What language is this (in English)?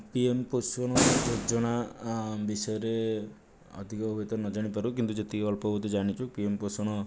Odia